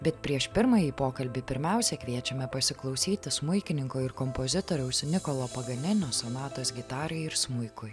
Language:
Lithuanian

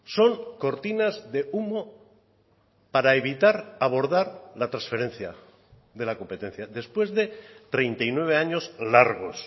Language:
Spanish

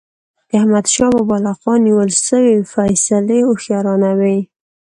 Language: Pashto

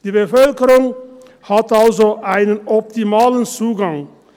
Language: Swiss German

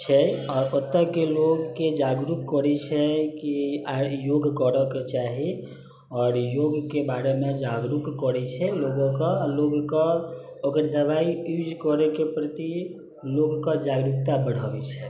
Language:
Maithili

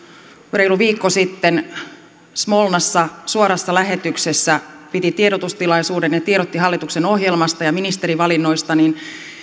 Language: Finnish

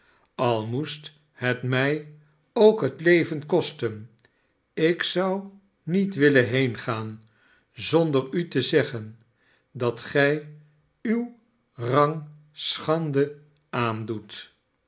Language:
Dutch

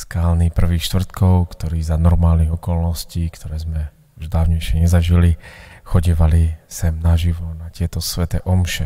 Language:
Slovak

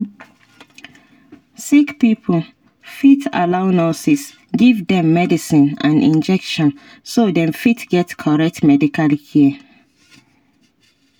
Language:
Nigerian Pidgin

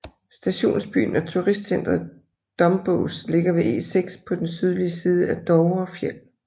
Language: Danish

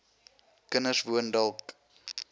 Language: Afrikaans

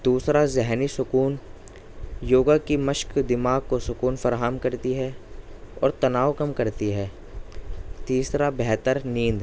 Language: Urdu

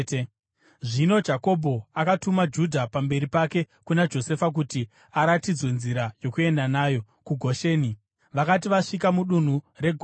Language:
Shona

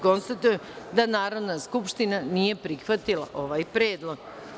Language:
Serbian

